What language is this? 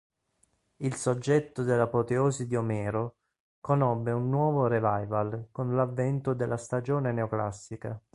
Italian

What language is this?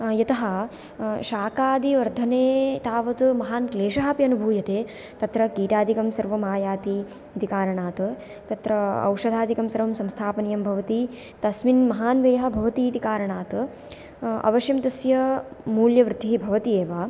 Sanskrit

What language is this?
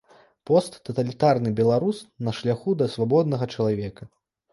Belarusian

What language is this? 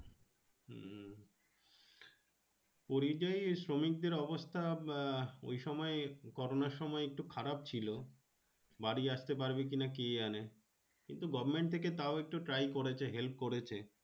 Bangla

